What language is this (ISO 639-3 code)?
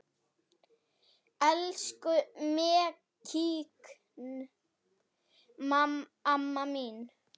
isl